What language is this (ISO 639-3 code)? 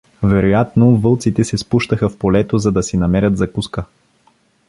bul